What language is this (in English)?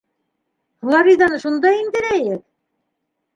Bashkir